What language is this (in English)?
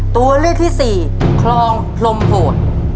Thai